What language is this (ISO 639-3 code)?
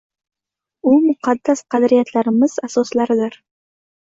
uzb